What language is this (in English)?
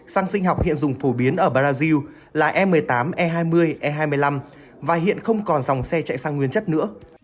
Vietnamese